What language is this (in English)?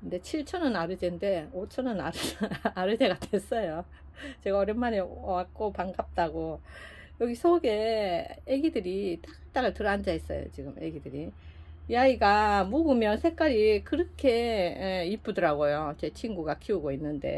Korean